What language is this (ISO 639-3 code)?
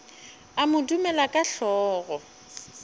nso